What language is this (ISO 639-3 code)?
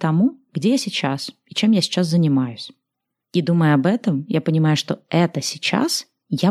rus